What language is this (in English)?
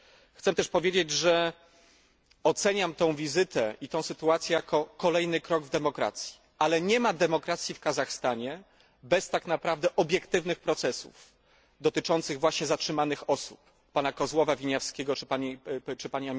Polish